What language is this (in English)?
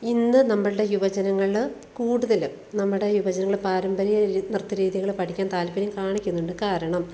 Malayalam